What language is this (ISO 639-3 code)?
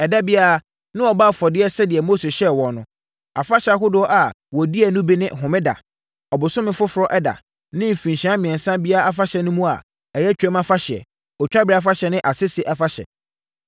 aka